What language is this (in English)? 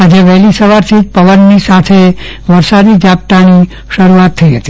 Gujarati